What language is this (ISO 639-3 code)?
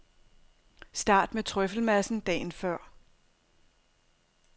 dan